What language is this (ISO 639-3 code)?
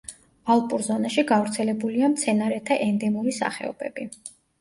kat